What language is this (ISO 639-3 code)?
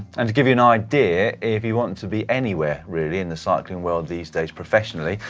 eng